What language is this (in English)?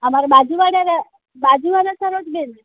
Gujarati